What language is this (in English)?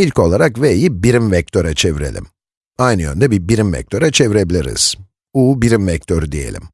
Turkish